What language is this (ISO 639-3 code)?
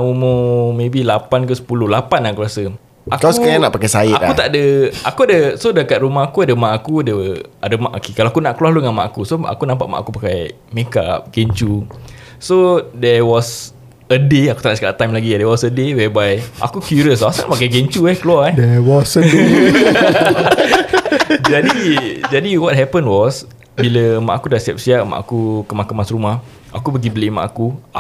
msa